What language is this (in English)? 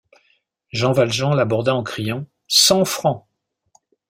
French